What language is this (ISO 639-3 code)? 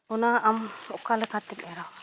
sat